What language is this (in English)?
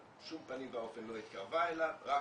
Hebrew